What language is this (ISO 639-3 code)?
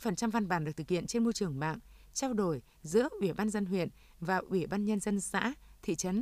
vie